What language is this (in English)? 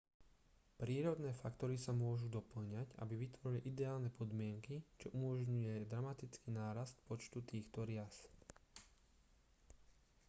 Slovak